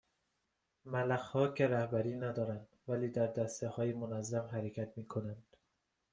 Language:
Persian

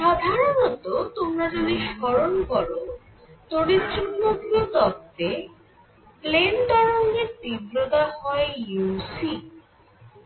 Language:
Bangla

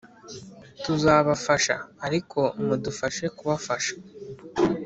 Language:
Kinyarwanda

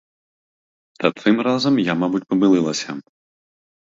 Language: Ukrainian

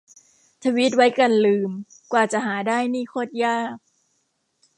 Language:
Thai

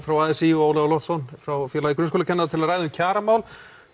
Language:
Icelandic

